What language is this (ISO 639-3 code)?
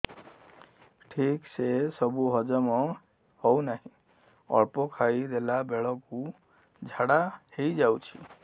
ori